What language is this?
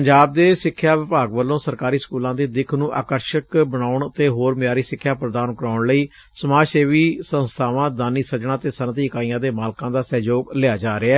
Punjabi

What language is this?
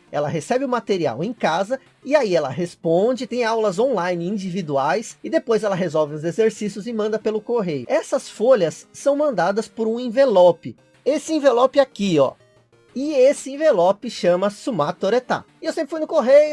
Portuguese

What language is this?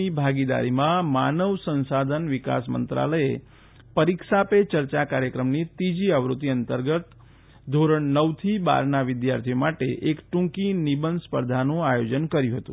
Gujarati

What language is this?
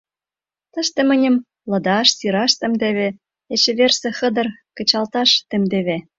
Mari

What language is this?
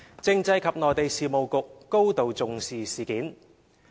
Cantonese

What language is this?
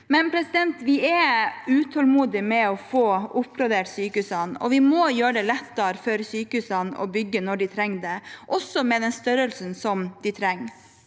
Norwegian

